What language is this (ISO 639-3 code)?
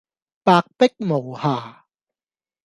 yue